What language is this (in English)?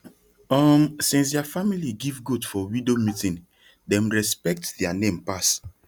Nigerian Pidgin